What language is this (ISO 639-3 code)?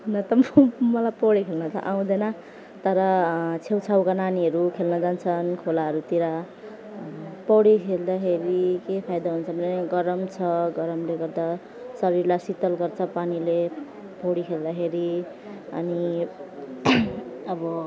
nep